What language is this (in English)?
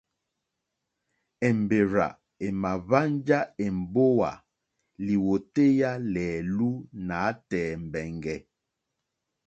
Mokpwe